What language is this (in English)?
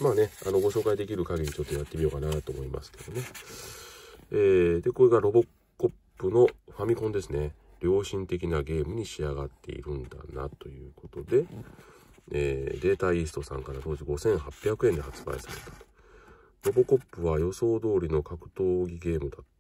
Japanese